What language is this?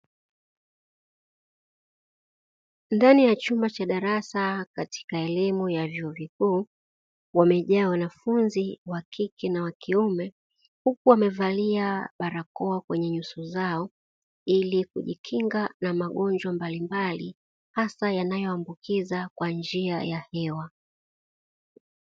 Swahili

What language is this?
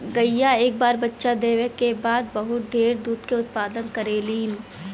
Bhojpuri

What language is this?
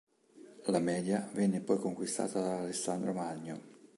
Italian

